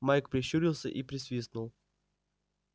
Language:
Russian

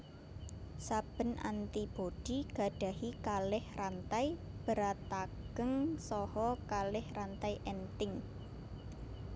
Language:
Javanese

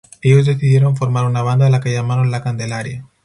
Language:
Spanish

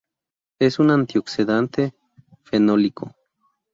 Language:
Spanish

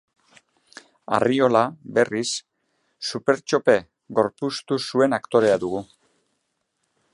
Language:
Basque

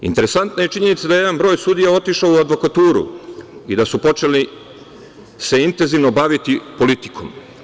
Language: Serbian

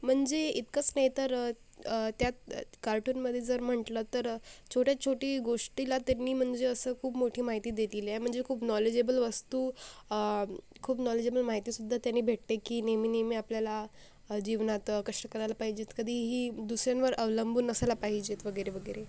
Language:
Marathi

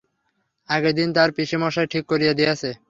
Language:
Bangla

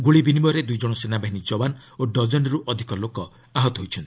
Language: Odia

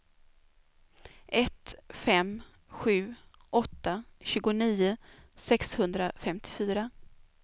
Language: Swedish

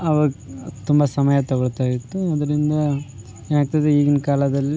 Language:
Kannada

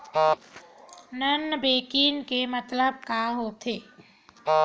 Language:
Chhattisgarhi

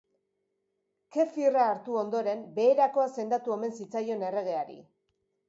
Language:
Basque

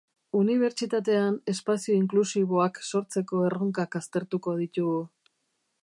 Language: Basque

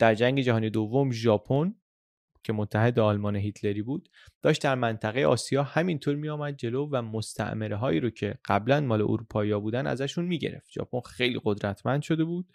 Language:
Persian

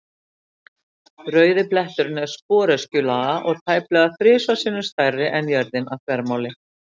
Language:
Icelandic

